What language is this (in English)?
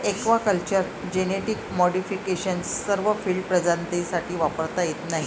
Marathi